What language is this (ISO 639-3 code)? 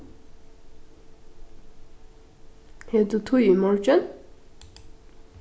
fao